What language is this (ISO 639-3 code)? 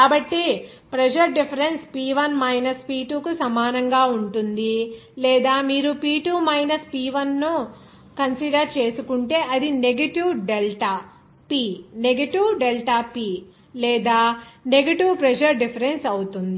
tel